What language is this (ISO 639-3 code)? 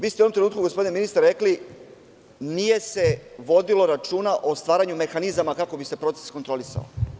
srp